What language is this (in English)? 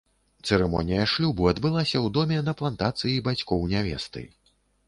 Belarusian